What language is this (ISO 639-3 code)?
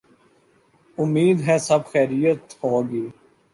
urd